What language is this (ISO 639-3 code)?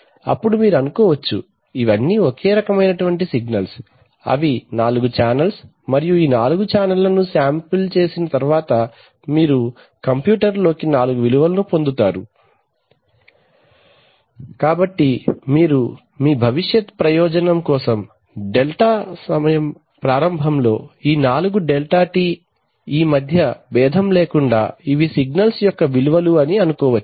tel